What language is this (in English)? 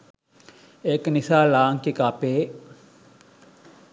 Sinhala